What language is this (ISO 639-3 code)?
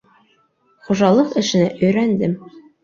bak